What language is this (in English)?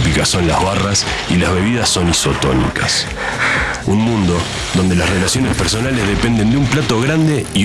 Spanish